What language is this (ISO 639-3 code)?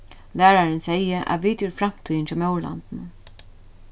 fao